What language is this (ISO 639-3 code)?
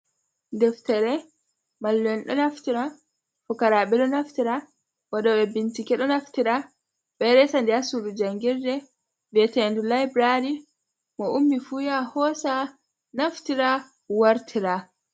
ful